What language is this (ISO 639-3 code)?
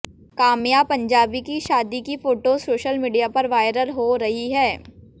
hin